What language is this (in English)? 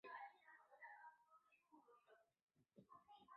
Chinese